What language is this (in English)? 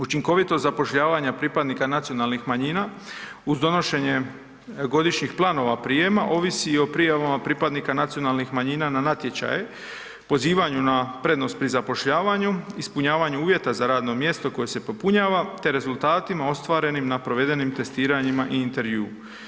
Croatian